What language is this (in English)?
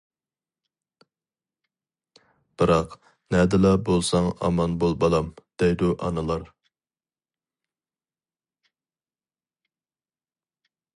Uyghur